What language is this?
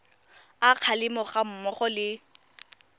Tswana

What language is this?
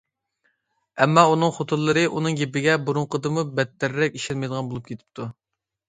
Uyghur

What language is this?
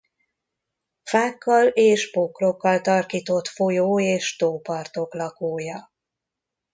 Hungarian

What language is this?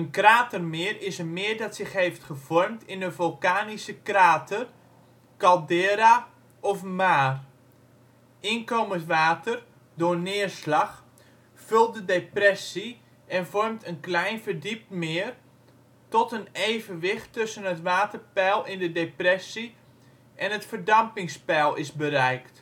Dutch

